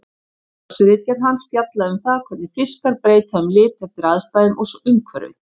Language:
Icelandic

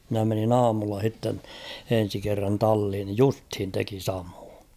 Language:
Finnish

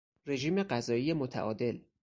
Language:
Persian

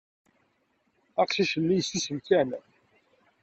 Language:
Kabyle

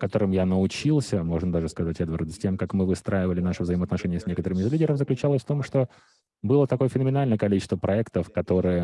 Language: Russian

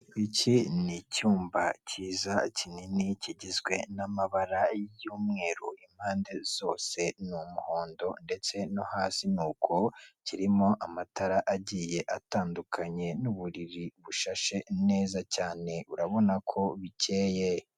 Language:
Kinyarwanda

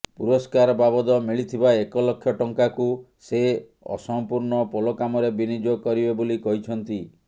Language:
Odia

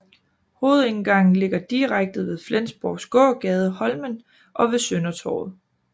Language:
Danish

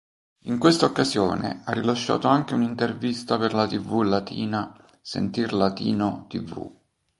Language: Italian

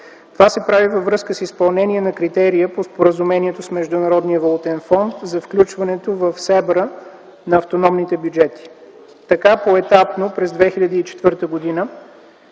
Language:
Bulgarian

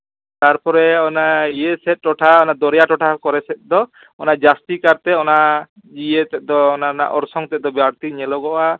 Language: Santali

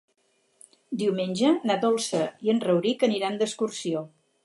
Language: Catalan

